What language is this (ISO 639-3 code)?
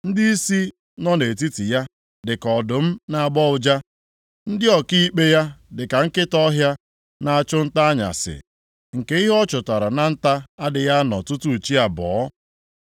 ibo